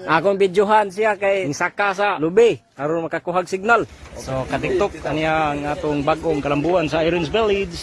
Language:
Indonesian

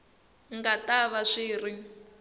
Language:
Tsonga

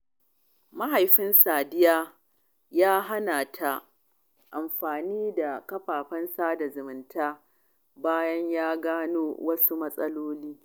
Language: Hausa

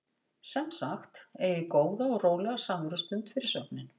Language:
Icelandic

